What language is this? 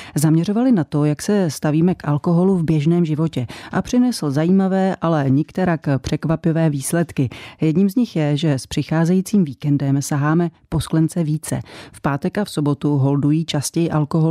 Czech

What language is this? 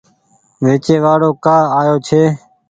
Goaria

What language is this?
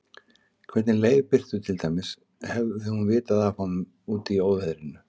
Icelandic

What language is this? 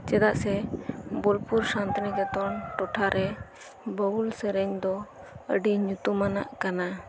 Santali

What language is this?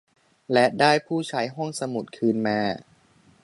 Thai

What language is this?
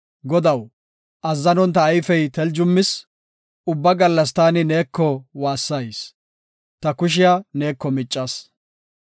Gofa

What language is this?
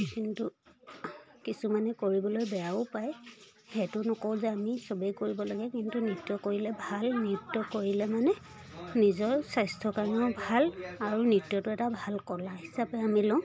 Assamese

